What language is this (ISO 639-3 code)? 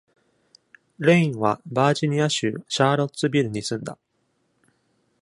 jpn